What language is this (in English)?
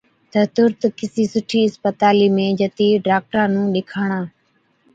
Od